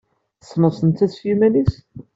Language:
Kabyle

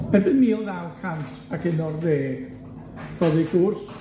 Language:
Welsh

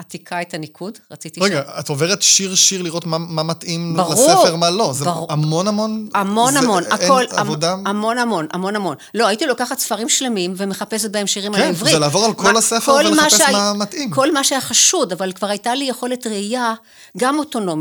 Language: Hebrew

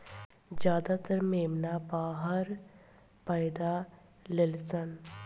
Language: Bhojpuri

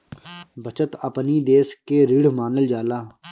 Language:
Bhojpuri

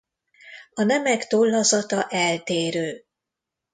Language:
Hungarian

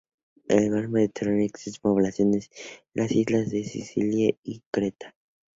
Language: Spanish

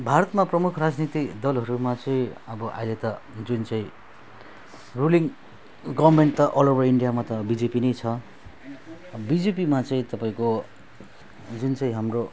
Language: Nepali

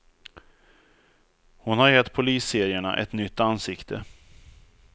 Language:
Swedish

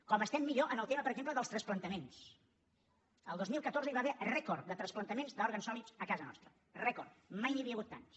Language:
Catalan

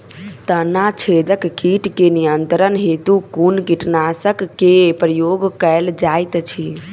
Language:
Maithili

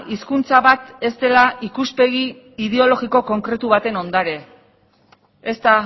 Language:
Basque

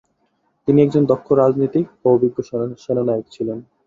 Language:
Bangla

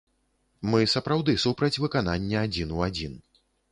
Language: Belarusian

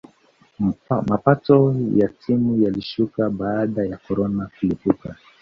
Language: Swahili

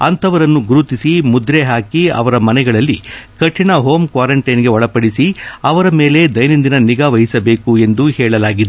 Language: Kannada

